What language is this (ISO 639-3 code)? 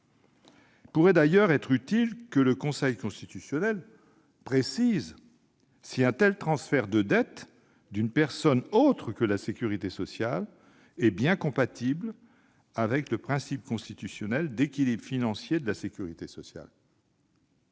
fra